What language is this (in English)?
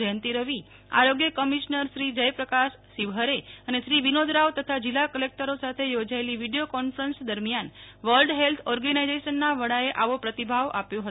Gujarati